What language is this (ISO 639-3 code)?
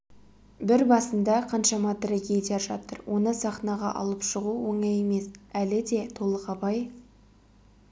kaz